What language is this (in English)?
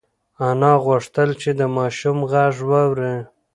Pashto